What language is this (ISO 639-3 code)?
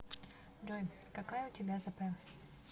rus